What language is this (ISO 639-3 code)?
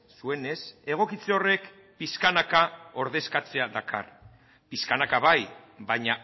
eus